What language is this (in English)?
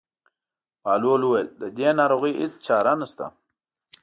Pashto